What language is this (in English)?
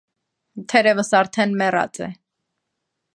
Armenian